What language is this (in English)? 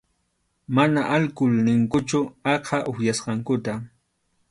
Arequipa-La Unión Quechua